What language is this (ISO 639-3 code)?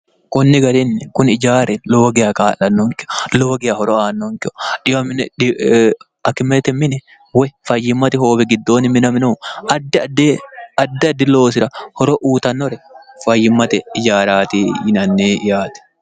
sid